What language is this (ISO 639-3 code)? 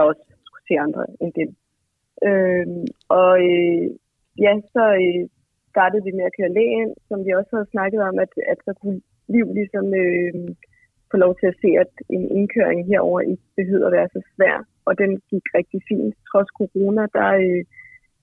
dan